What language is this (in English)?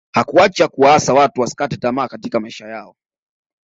Swahili